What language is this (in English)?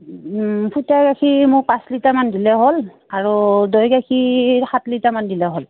Assamese